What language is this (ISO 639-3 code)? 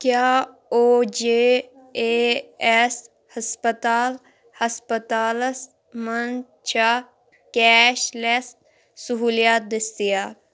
kas